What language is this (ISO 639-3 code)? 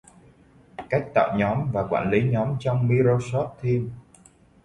vie